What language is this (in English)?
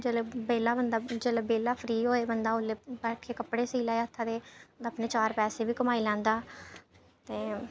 Dogri